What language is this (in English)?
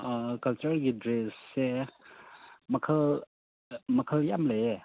Manipuri